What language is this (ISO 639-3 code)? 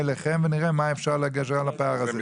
heb